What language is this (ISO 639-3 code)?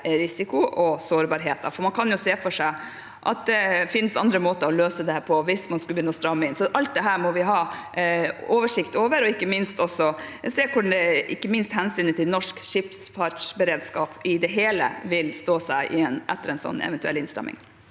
nor